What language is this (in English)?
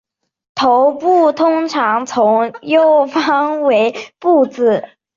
Chinese